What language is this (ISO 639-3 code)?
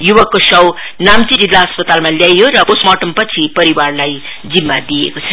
nep